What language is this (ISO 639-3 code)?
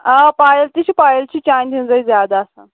kas